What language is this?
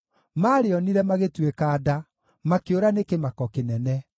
Kikuyu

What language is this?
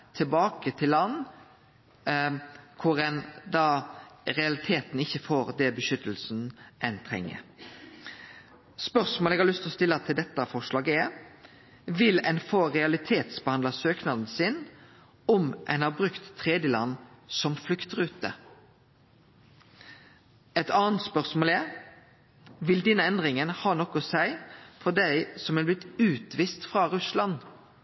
Norwegian Nynorsk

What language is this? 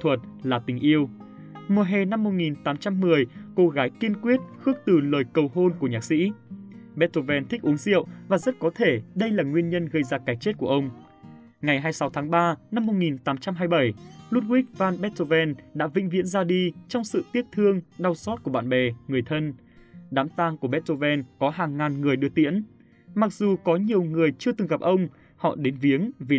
Vietnamese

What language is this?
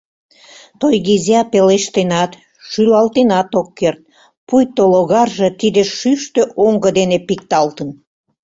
Mari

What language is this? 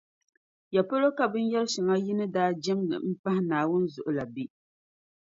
Dagbani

